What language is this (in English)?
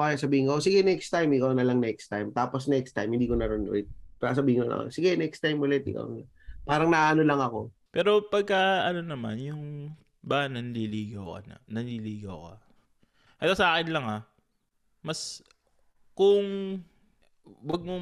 Filipino